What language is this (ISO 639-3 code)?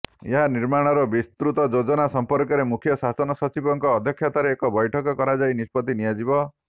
ori